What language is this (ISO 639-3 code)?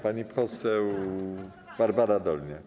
pol